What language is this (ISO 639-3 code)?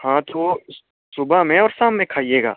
hin